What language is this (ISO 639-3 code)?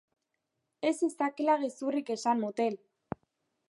eus